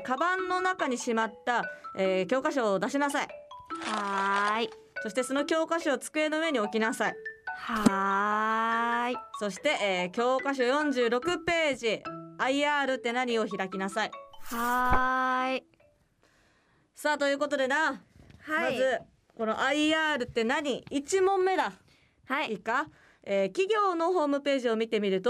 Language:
Japanese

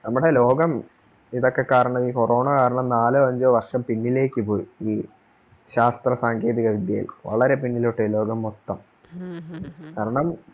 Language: Malayalam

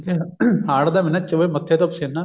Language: Punjabi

